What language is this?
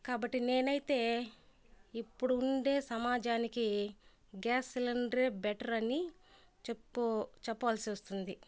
Telugu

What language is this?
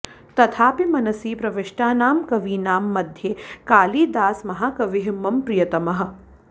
Sanskrit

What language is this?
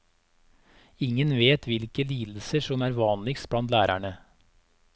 Norwegian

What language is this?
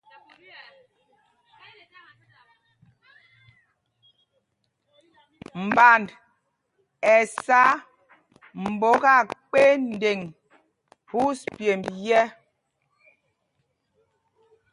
Mpumpong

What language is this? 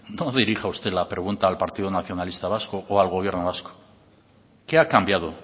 Spanish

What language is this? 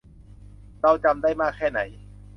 Thai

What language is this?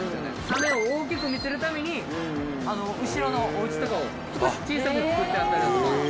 Japanese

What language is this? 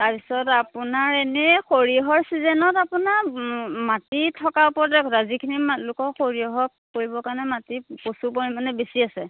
Assamese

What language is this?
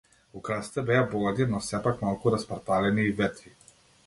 Macedonian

